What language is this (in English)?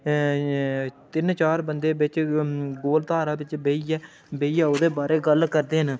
Dogri